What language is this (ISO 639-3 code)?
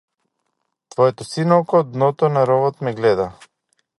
mkd